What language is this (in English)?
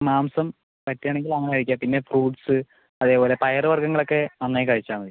Malayalam